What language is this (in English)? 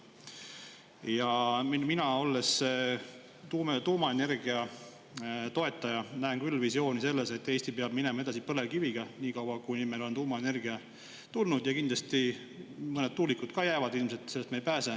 Estonian